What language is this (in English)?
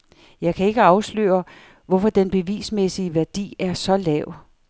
Danish